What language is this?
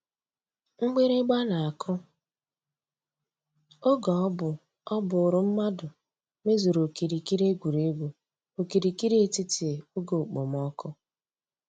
Igbo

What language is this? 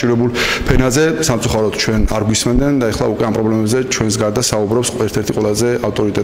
Romanian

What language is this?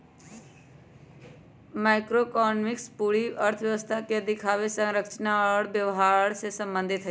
Magahi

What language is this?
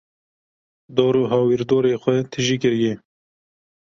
Kurdish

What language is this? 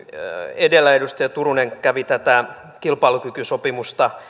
Finnish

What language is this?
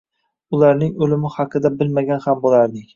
Uzbek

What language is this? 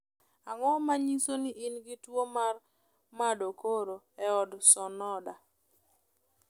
Luo (Kenya and Tanzania)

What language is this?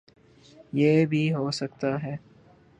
Urdu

